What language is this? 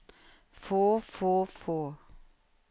Norwegian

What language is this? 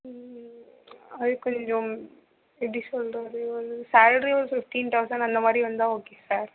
Tamil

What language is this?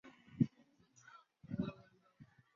Chinese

